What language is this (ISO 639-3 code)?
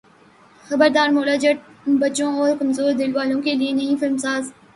urd